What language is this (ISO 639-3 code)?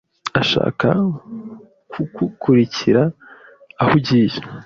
kin